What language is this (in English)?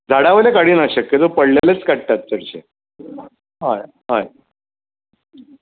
Konkani